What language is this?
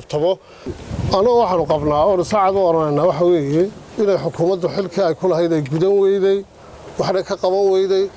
Arabic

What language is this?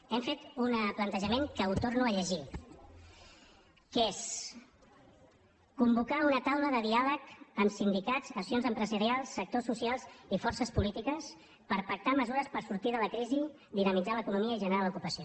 Catalan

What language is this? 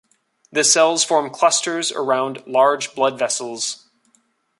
English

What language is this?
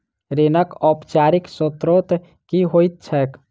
Maithili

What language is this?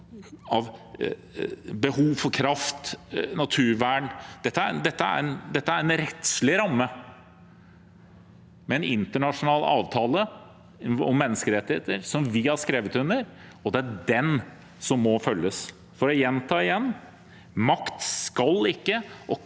Norwegian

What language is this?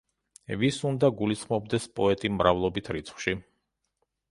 Georgian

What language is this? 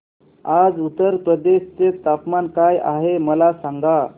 Marathi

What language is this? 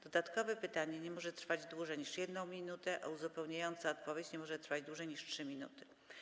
Polish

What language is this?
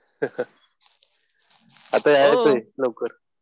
Marathi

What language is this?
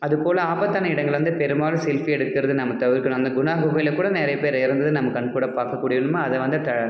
Tamil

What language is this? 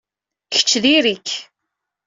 Kabyle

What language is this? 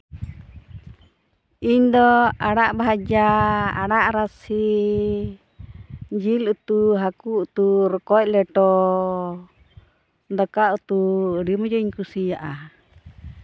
Santali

